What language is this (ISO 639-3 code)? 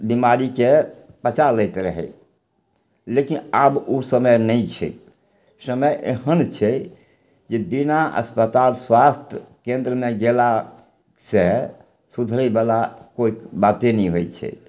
mai